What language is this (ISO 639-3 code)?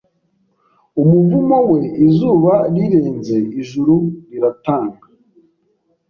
kin